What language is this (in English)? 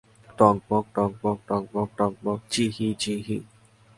Bangla